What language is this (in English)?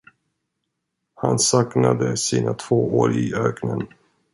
Swedish